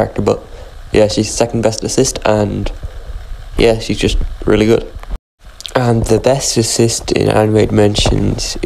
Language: English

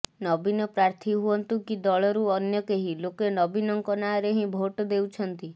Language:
Odia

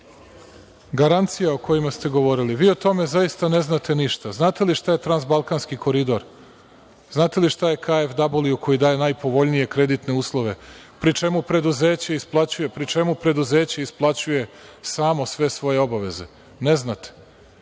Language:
Serbian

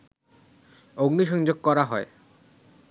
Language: Bangla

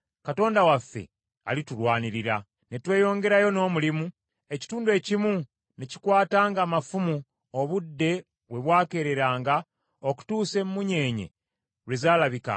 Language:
Ganda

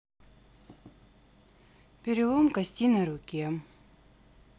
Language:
Russian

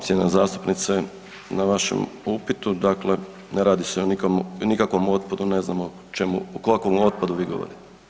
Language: Croatian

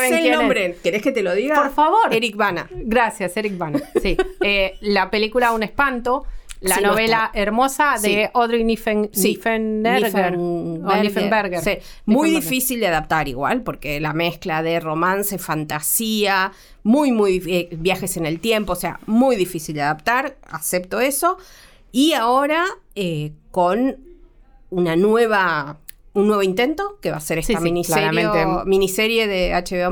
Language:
Spanish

